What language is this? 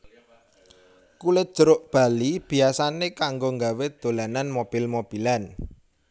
Javanese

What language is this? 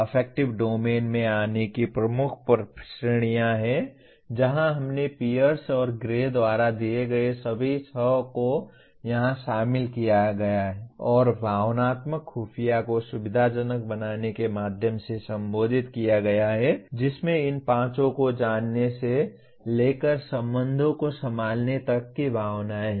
Hindi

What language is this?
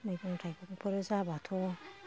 Bodo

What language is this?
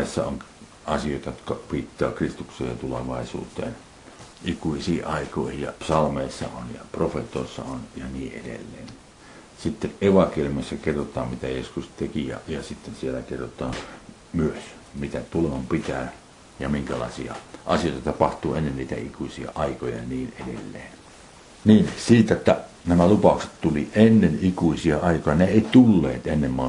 Finnish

